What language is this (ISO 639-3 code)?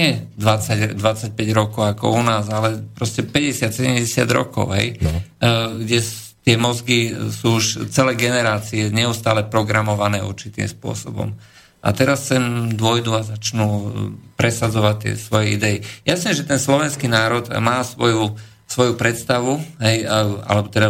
slk